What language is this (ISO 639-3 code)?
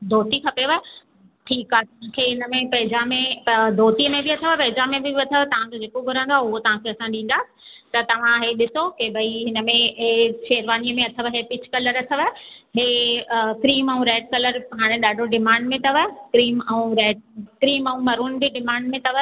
snd